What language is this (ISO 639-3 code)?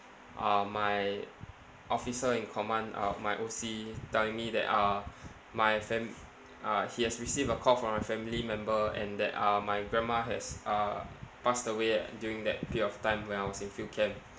eng